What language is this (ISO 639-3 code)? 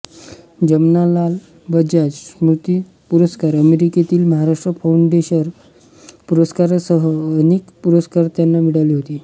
mar